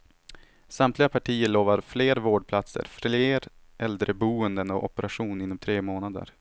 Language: Swedish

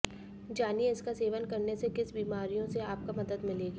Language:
Hindi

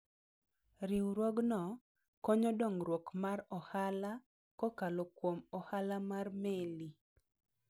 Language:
Luo (Kenya and Tanzania)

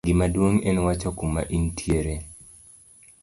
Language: Luo (Kenya and Tanzania)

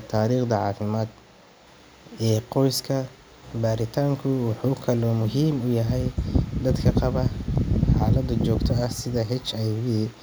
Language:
Somali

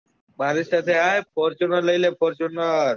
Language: Gujarati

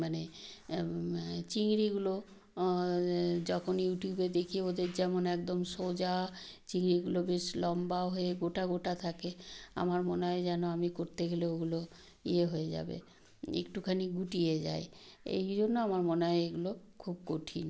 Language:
Bangla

